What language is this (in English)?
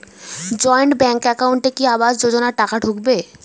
Bangla